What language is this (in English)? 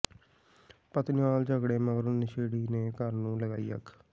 Punjabi